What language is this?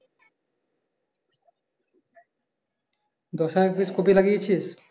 Bangla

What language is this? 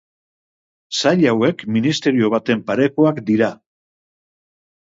Basque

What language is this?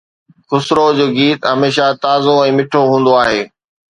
Sindhi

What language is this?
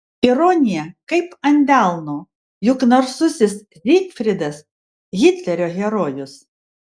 Lithuanian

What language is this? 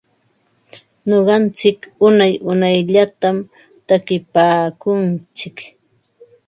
Ambo-Pasco Quechua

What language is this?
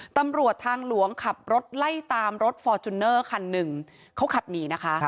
Thai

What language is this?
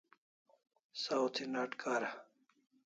Kalasha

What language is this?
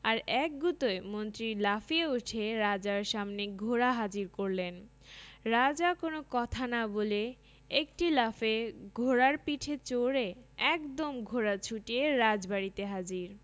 Bangla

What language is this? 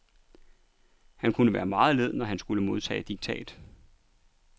Danish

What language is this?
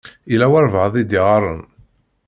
Kabyle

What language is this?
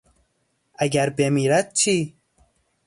Persian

